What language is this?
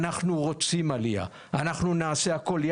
Hebrew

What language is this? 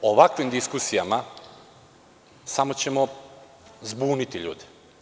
Serbian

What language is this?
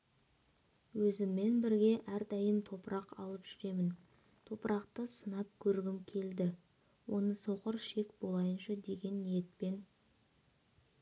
Kazakh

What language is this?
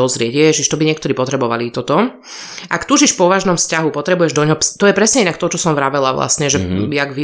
Slovak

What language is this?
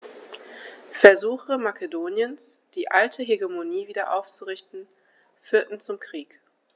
German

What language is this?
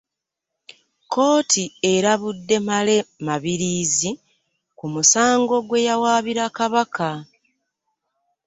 Ganda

